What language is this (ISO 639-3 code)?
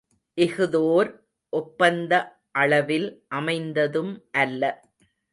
tam